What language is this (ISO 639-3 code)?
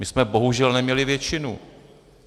ces